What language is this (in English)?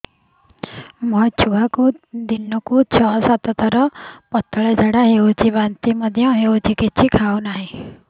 Odia